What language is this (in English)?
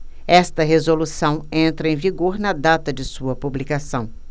Portuguese